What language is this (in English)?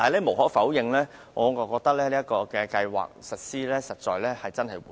Cantonese